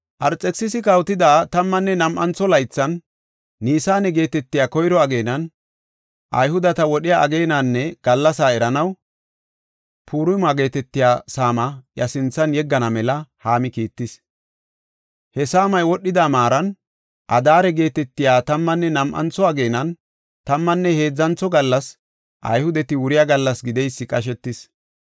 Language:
Gofa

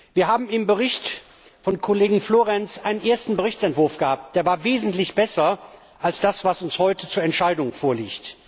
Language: German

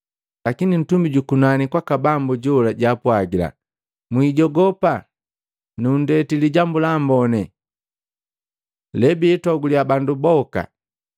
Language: Matengo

